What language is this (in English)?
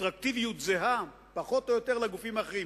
Hebrew